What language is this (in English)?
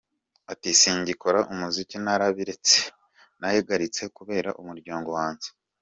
Kinyarwanda